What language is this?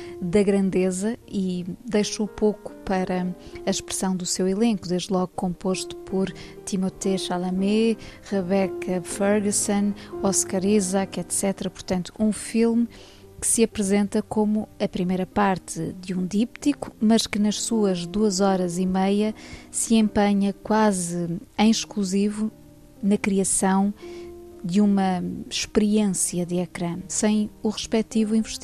Portuguese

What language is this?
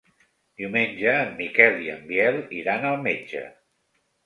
Catalan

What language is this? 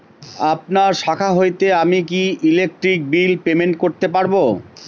Bangla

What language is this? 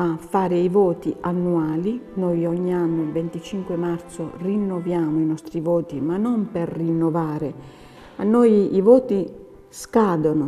Italian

